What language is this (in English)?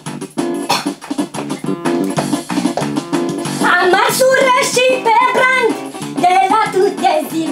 Turkish